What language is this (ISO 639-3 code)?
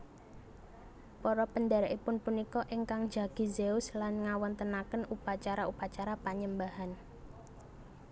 jav